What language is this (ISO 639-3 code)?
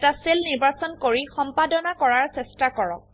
asm